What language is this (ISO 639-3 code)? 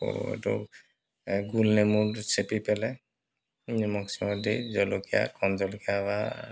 asm